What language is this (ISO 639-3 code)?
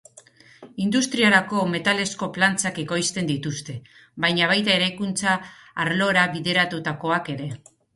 eus